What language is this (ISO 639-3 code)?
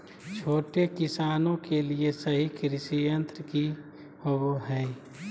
mag